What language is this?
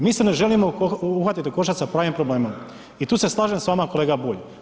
Croatian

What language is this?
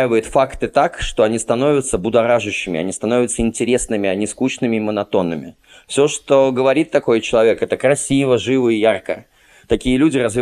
Russian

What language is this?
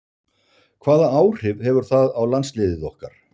Icelandic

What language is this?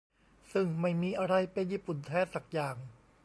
Thai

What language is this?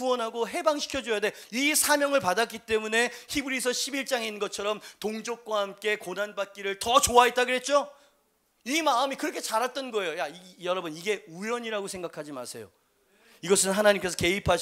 Korean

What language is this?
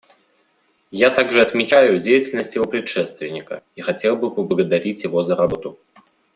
Russian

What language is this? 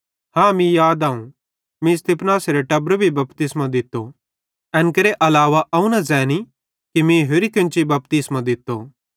Bhadrawahi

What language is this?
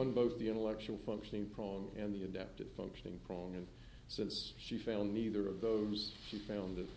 English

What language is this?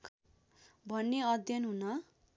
Nepali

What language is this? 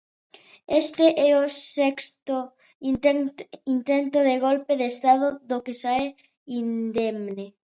Galician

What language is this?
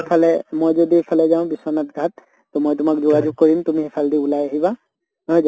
Assamese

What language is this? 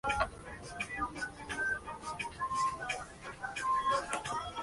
Spanish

